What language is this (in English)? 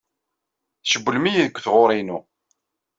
Kabyle